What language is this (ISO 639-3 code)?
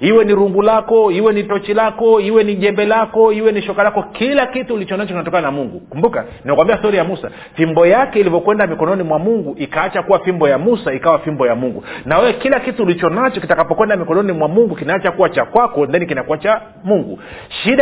swa